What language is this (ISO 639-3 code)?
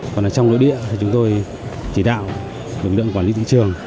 vie